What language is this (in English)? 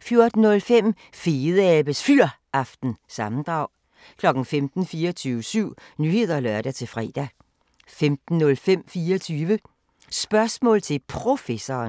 Danish